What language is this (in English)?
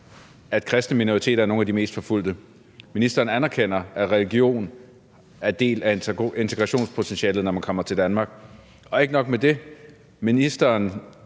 Danish